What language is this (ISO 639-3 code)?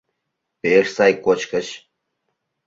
chm